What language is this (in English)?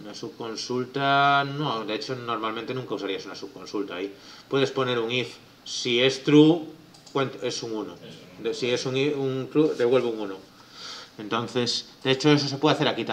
Spanish